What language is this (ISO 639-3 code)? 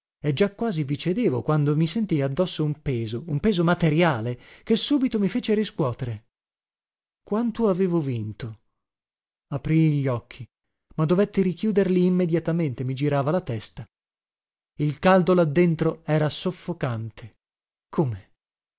ita